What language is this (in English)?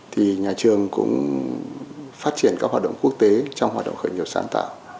Vietnamese